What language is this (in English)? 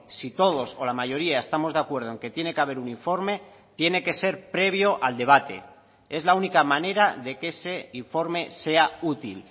Spanish